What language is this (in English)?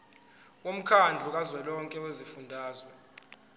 Zulu